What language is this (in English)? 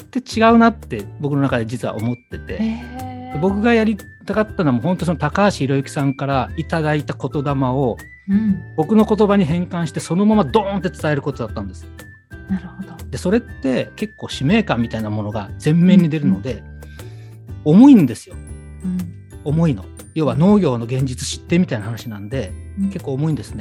Japanese